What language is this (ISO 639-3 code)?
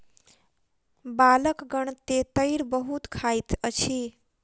mai